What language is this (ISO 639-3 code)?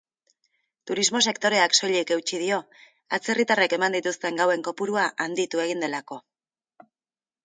eus